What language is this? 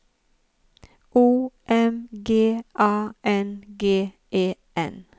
Norwegian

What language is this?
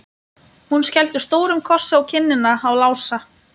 Icelandic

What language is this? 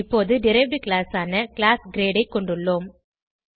Tamil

